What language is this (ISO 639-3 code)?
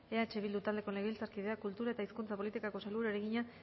eus